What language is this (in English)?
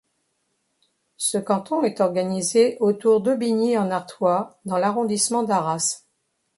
French